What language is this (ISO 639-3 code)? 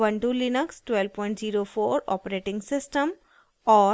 hin